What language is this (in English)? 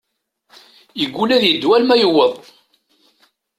Kabyle